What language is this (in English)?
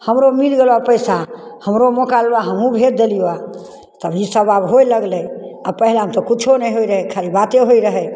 Maithili